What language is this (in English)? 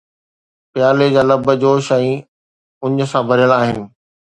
Sindhi